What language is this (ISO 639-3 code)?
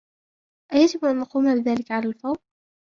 ara